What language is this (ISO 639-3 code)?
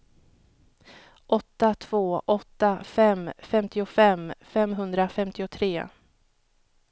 swe